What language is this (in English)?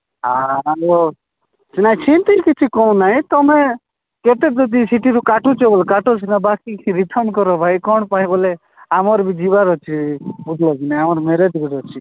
Odia